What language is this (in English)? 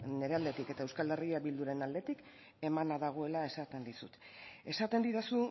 Basque